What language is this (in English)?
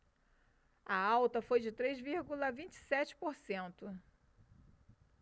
Portuguese